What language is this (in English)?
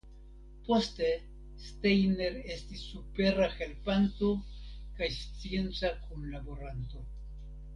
Esperanto